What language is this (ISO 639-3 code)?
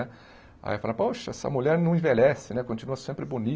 por